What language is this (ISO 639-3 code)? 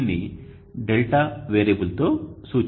tel